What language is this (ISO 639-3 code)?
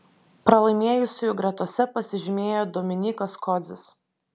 lit